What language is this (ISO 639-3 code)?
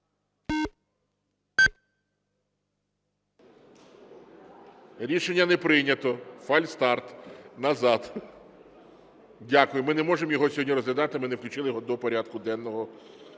ukr